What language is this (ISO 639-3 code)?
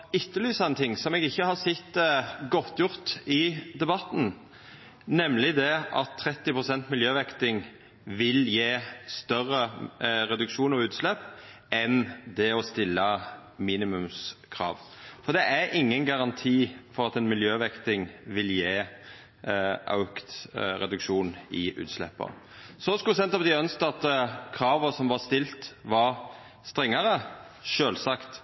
nno